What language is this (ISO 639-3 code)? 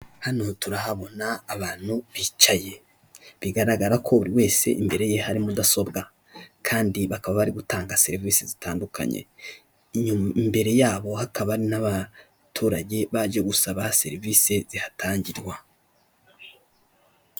kin